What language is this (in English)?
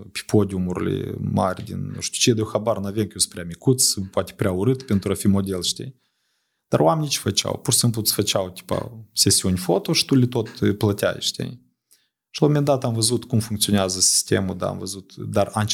Romanian